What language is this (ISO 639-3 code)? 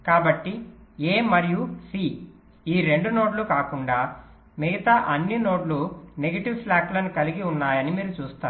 tel